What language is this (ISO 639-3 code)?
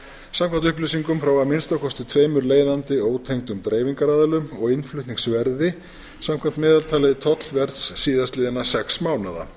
isl